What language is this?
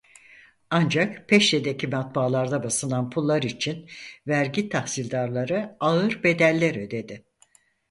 Turkish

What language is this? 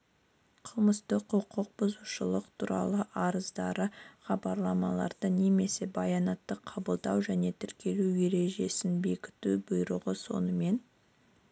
Kazakh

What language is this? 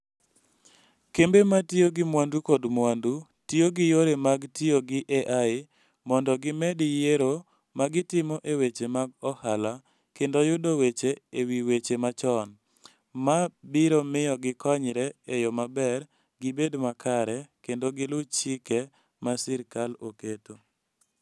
Luo (Kenya and Tanzania)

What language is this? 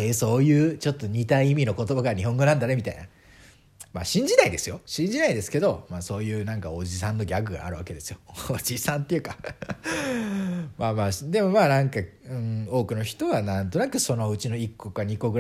Japanese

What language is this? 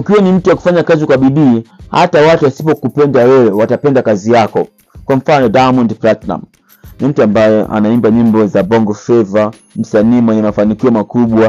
Swahili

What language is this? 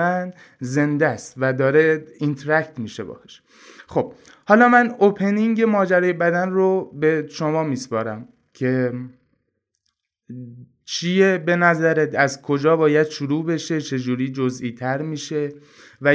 Persian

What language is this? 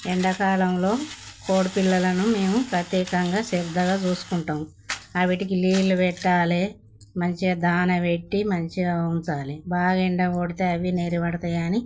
Telugu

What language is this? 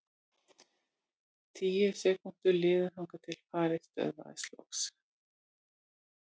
Icelandic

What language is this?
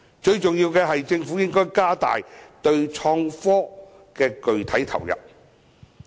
Cantonese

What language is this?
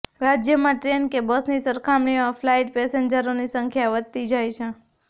Gujarati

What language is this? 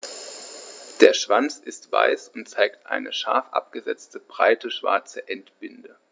German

